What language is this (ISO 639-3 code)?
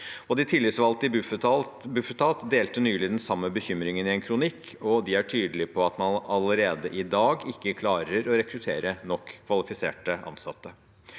nor